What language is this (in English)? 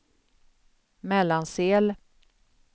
Swedish